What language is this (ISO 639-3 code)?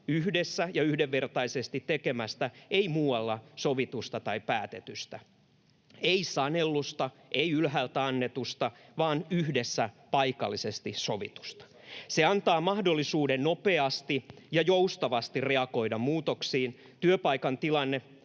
fin